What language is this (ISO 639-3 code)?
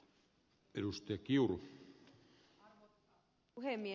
fin